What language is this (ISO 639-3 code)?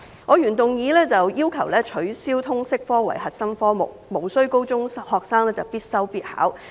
yue